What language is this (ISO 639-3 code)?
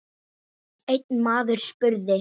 isl